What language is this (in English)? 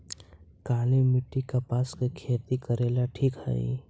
Magahi